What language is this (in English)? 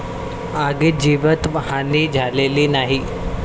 Marathi